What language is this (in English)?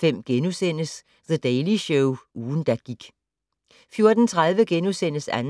Danish